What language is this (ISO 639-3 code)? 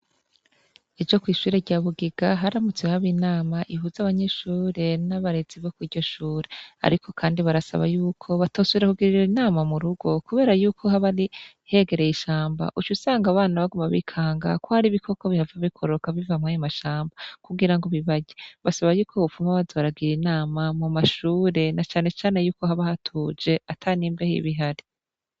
run